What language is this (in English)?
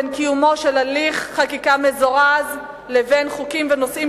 Hebrew